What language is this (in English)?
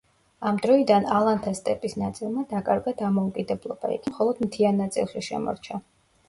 Georgian